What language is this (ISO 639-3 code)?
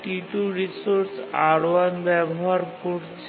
ben